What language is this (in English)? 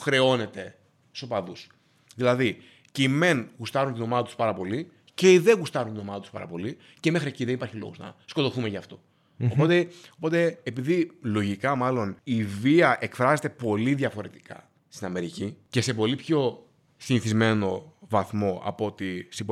Greek